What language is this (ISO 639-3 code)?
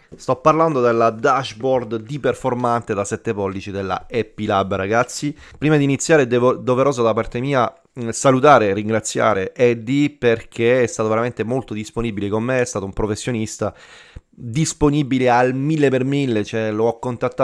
ita